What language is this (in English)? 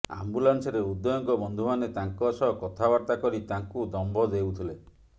Odia